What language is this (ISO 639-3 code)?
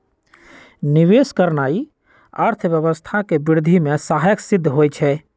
mag